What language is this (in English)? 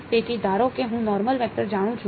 Gujarati